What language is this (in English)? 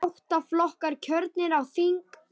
Icelandic